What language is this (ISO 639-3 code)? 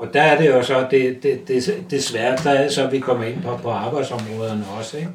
dan